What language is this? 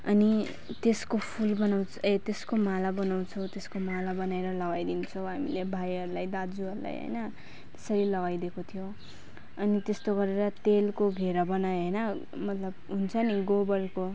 Nepali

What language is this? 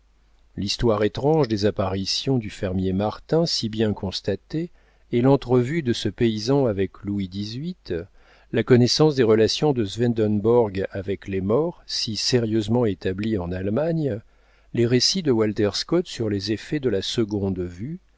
French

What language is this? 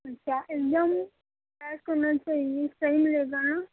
Urdu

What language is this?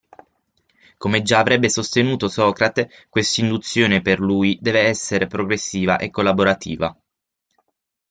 Italian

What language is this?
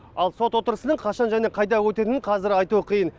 Kazakh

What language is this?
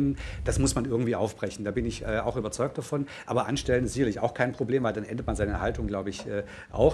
German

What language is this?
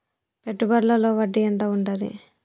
Telugu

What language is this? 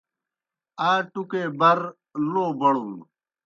Kohistani Shina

